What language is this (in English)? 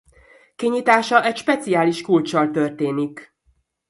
Hungarian